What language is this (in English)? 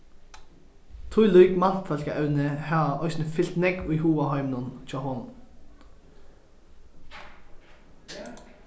Faroese